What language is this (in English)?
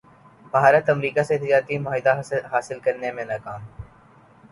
Urdu